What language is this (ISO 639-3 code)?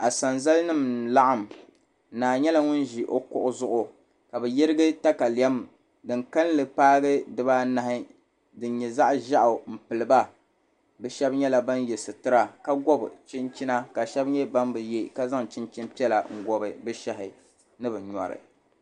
dag